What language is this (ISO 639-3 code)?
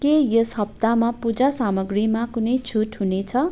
nep